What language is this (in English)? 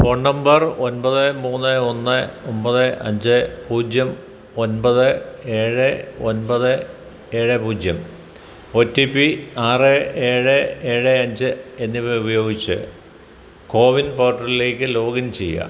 Malayalam